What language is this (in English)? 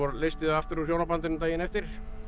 Icelandic